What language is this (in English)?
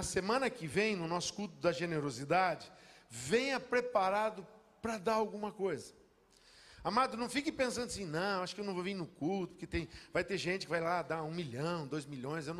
Portuguese